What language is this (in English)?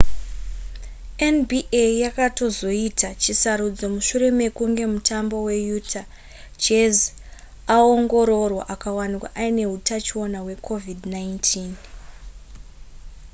Shona